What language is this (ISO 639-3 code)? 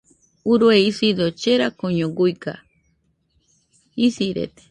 hux